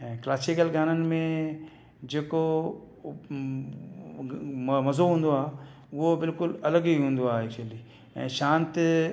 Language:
Sindhi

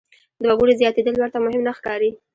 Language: Pashto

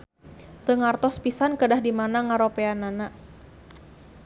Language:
Sundanese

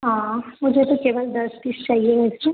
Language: Hindi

